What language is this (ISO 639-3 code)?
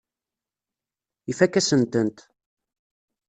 kab